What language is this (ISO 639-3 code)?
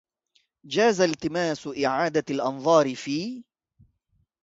ara